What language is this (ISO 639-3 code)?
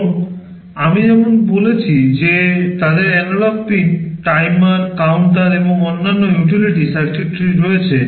ben